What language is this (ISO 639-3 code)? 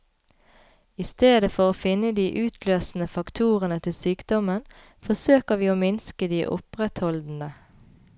nor